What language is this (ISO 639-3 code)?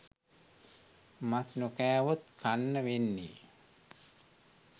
sin